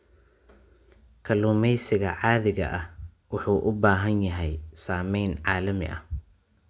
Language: Somali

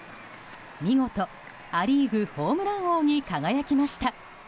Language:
Japanese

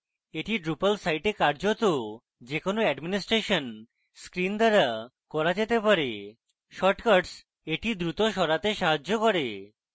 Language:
Bangla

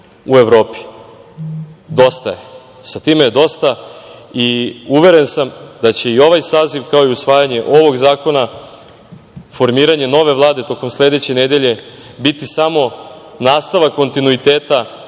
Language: Serbian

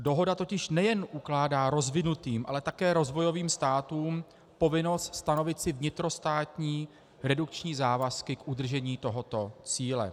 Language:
Czech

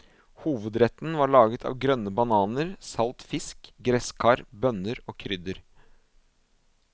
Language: Norwegian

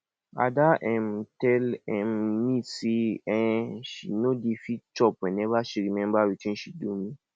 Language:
Nigerian Pidgin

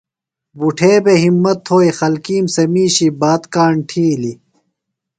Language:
Phalura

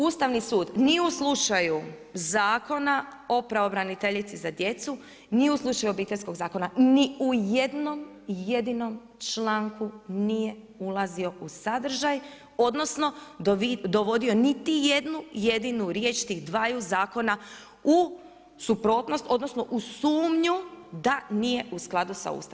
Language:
Croatian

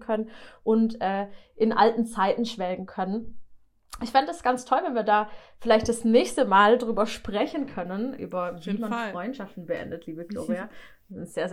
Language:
German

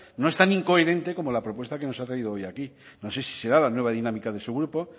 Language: Spanish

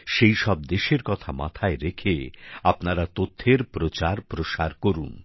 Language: Bangla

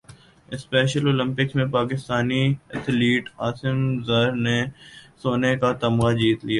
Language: Urdu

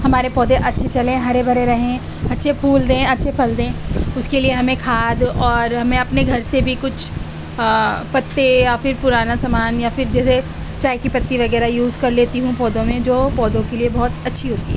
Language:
Urdu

